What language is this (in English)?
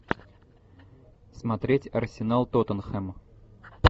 Russian